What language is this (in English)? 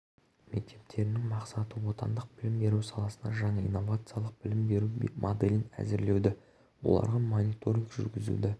Kazakh